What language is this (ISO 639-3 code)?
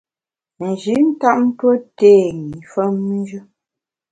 bax